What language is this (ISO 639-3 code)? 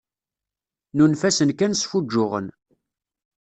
kab